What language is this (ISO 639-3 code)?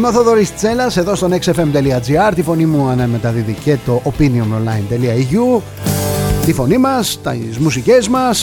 ell